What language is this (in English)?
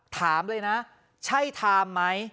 Thai